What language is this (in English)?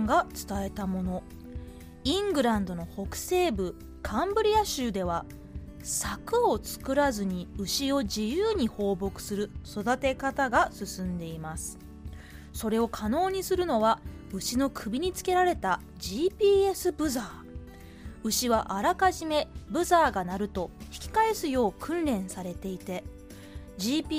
Japanese